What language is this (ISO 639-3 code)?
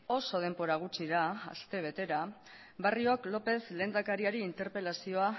eus